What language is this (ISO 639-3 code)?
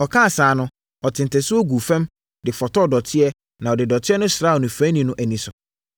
aka